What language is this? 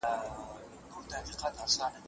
Pashto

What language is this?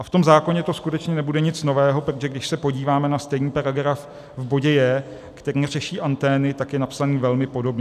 Czech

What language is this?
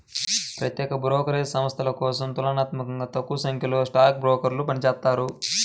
Telugu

